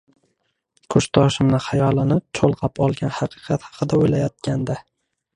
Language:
Uzbek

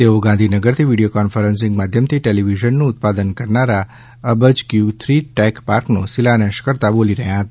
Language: Gujarati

